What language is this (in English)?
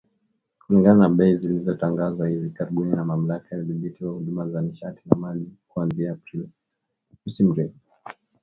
Swahili